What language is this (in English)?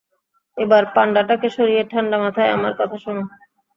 Bangla